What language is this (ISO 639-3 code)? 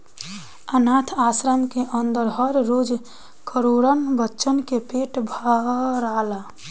bho